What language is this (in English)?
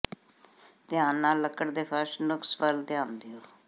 Punjabi